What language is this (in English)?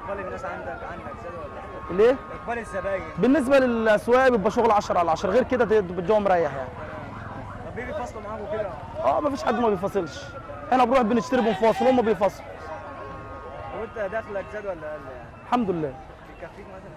Arabic